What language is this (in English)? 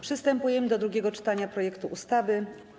Polish